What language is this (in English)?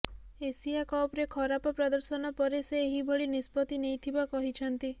Odia